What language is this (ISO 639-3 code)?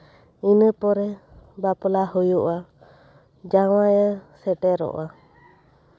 sat